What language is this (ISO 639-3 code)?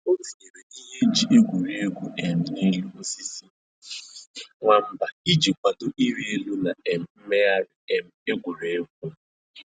ibo